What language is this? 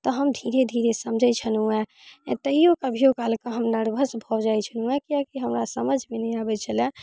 Maithili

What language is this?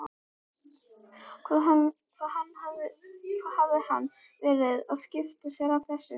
Icelandic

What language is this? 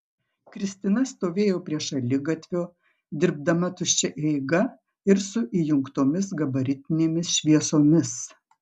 Lithuanian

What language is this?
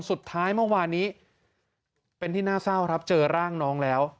Thai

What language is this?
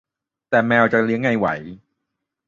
Thai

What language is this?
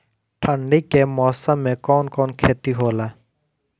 Bhojpuri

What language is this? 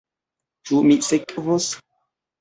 Esperanto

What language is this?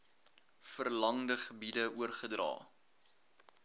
Afrikaans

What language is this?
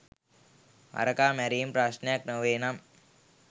Sinhala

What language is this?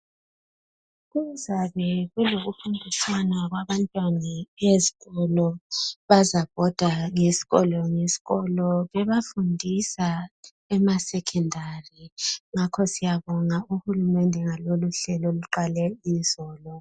North Ndebele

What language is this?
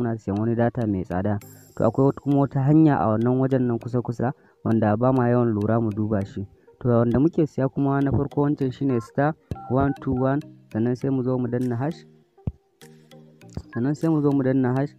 Arabic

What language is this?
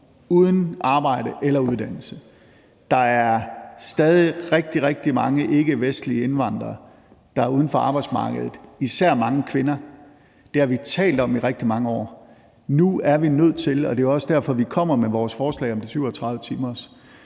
Danish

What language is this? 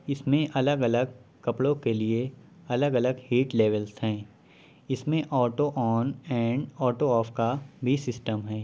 Urdu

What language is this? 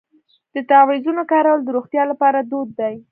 Pashto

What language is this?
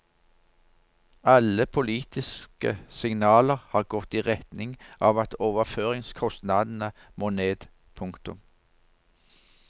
Norwegian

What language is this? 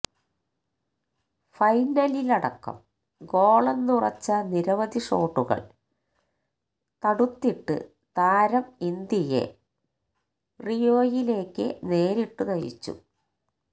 Malayalam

